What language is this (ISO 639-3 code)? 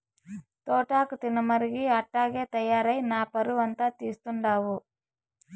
tel